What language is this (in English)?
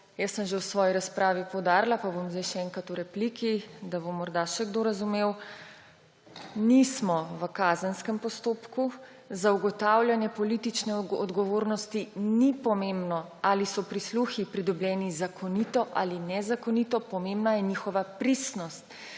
Slovenian